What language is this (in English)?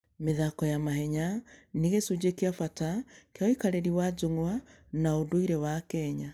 Kikuyu